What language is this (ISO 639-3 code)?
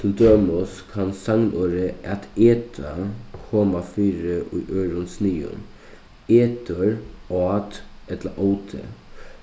fao